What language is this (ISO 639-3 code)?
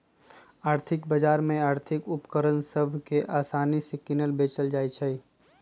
mag